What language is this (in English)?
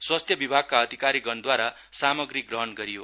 Nepali